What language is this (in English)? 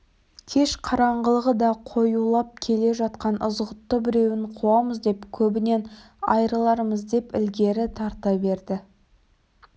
Kazakh